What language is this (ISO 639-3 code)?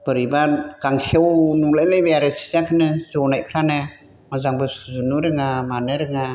brx